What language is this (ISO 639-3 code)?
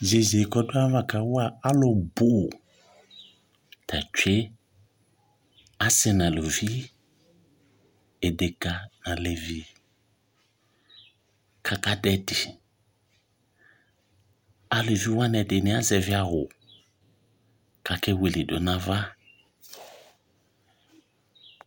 kpo